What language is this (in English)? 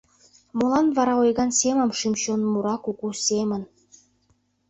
Mari